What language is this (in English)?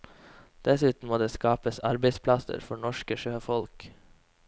Norwegian